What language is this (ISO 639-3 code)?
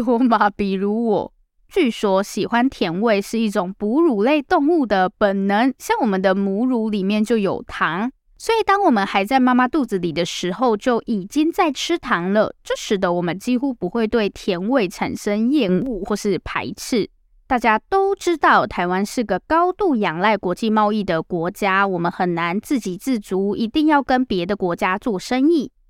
zho